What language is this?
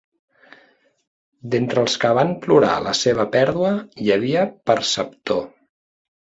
Catalan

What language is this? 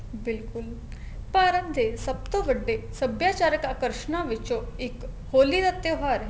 Punjabi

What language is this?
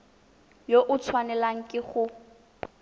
Tswana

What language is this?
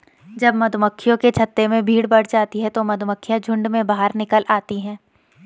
Hindi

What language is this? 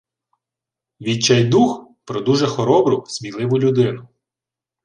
Ukrainian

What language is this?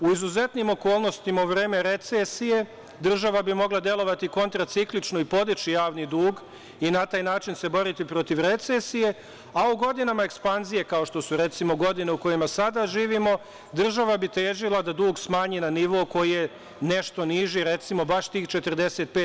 Serbian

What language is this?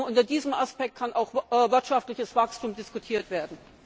German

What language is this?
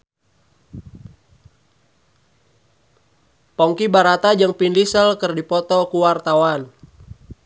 Sundanese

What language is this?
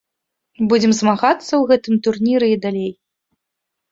Belarusian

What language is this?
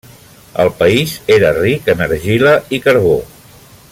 Catalan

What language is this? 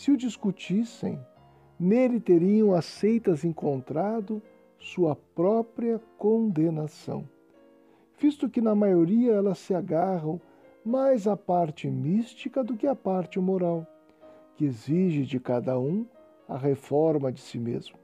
Portuguese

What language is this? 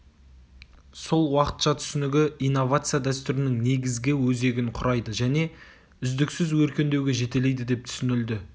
Kazakh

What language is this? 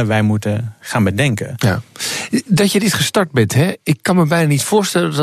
Dutch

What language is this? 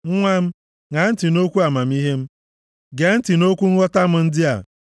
Igbo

